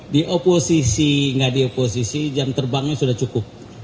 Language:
Indonesian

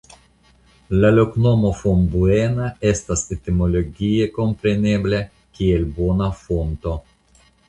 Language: Esperanto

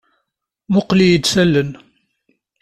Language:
Kabyle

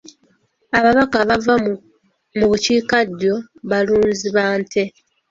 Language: Ganda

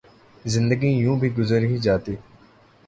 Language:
Urdu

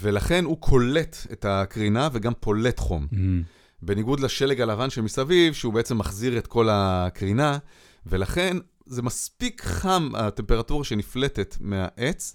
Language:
Hebrew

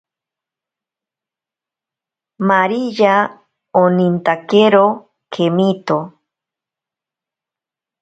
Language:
Ashéninka Perené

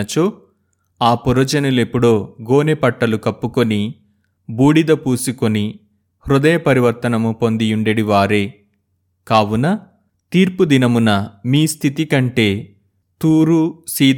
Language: Telugu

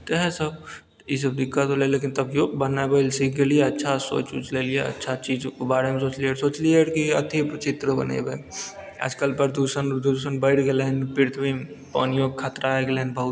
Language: Maithili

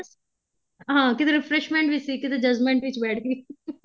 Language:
Punjabi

